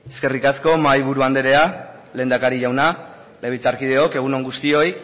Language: Basque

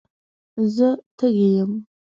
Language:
Pashto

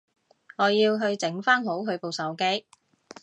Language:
Cantonese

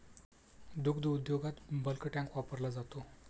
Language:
Marathi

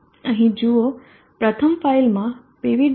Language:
Gujarati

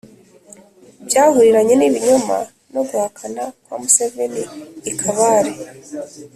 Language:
Kinyarwanda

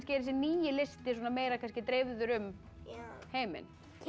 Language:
Icelandic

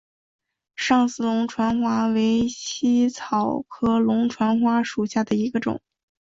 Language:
Chinese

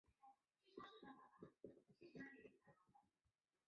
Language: Chinese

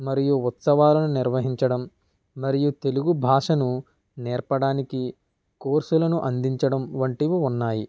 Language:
Telugu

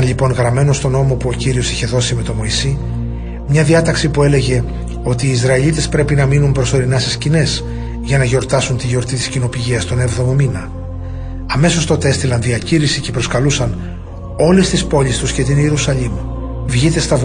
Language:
Greek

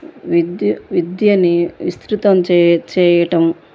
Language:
Telugu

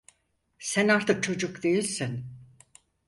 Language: Turkish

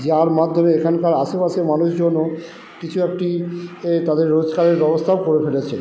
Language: Bangla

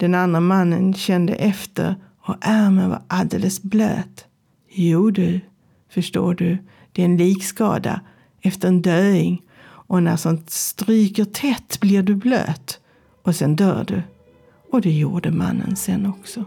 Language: Swedish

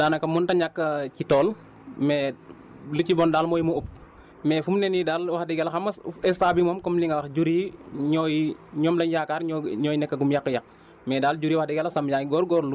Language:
Wolof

